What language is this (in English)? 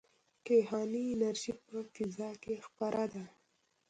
Pashto